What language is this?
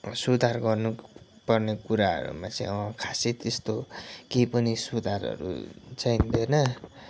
Nepali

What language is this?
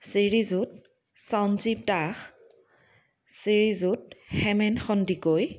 Assamese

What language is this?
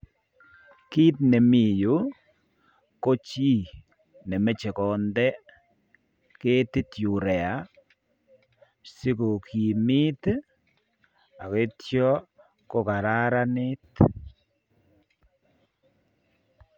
Kalenjin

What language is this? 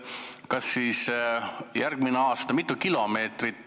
Estonian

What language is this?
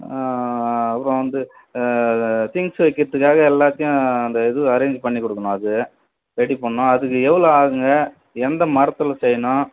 Tamil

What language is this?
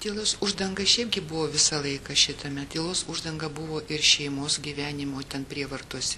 Lithuanian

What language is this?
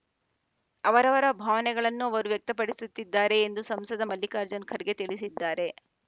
Kannada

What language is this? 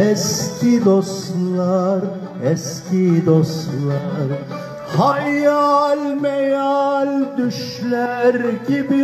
Turkish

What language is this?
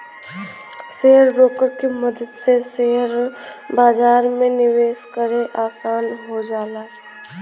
Bhojpuri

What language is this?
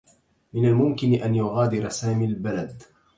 Arabic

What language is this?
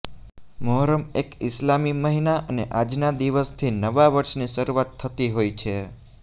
Gujarati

